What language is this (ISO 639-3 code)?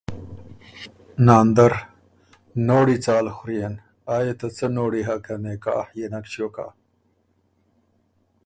oru